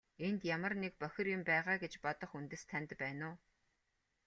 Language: Mongolian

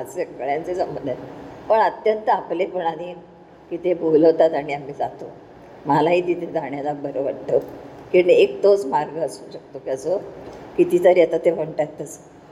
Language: Marathi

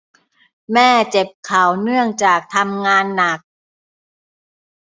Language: Thai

